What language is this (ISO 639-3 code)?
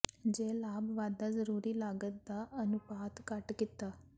pan